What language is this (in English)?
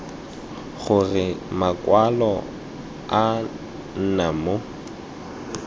Tswana